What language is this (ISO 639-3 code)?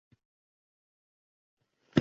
uzb